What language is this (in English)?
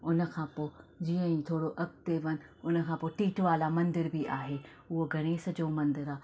Sindhi